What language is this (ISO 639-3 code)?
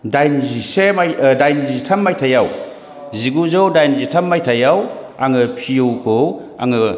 brx